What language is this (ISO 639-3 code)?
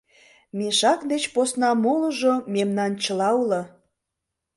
chm